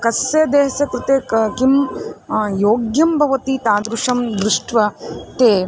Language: Sanskrit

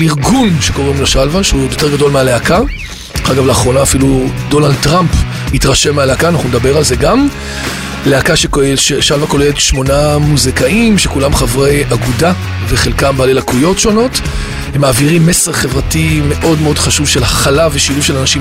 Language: Hebrew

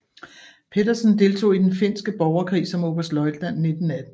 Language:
Danish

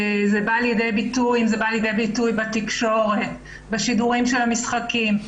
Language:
Hebrew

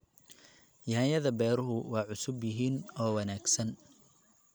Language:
Somali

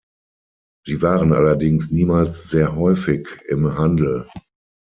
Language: German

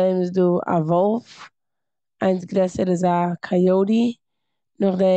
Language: Yiddish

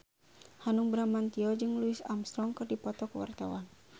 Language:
Sundanese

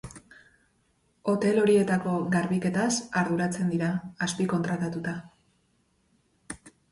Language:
Basque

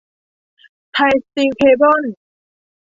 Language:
Thai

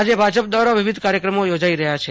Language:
Gujarati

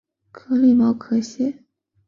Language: Chinese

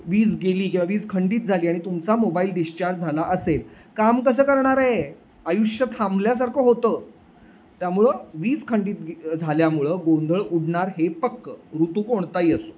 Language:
Marathi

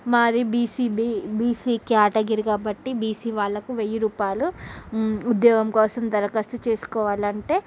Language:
Telugu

